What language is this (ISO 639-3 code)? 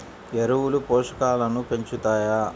tel